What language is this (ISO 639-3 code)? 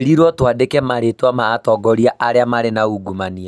kik